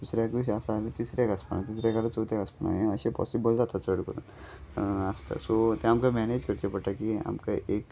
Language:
Konkani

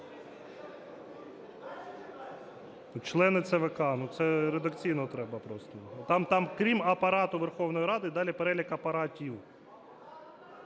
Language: Ukrainian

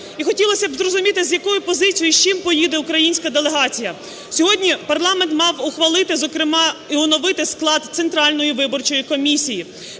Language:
Ukrainian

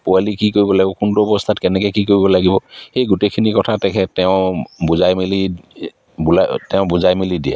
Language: Assamese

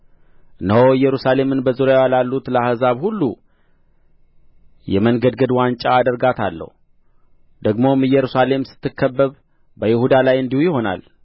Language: Amharic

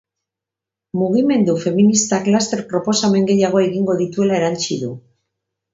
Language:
Basque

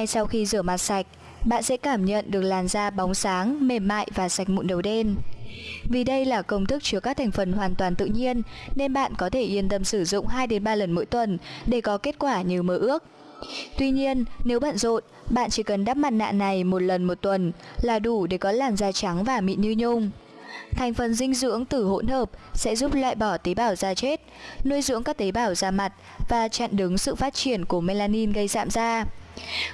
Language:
Vietnamese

